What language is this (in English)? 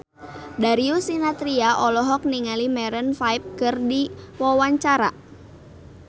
Sundanese